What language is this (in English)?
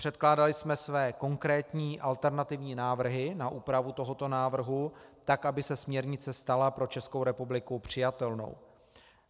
Czech